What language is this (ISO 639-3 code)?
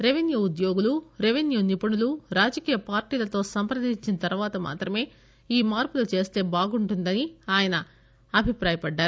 tel